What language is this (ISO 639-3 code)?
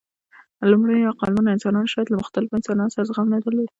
pus